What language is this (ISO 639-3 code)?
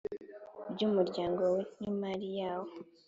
kin